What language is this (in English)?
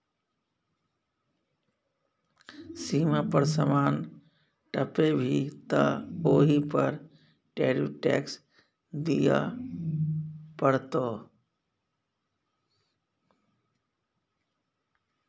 Maithili